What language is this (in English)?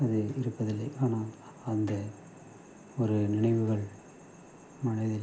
Tamil